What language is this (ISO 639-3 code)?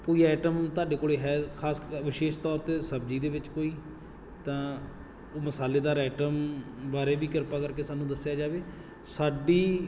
pan